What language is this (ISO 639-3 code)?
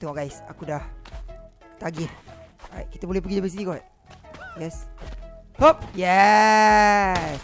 msa